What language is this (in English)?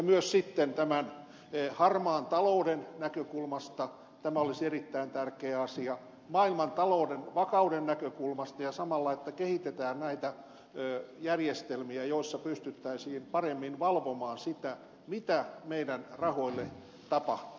Finnish